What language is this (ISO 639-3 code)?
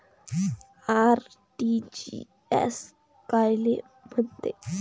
mar